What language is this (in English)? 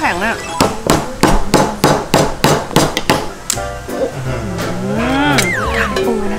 Thai